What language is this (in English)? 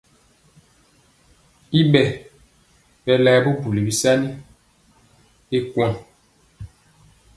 Mpiemo